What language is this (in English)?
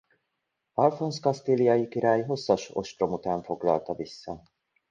Hungarian